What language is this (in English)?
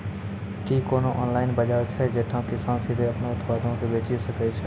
Maithili